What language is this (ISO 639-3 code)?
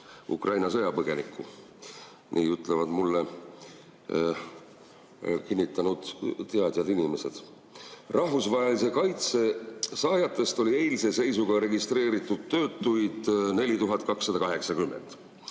est